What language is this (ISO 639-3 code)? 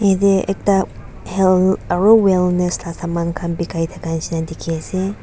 nag